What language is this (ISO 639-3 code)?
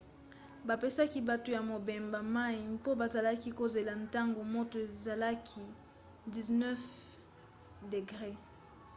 lin